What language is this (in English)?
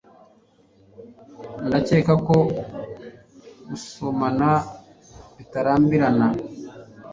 Kinyarwanda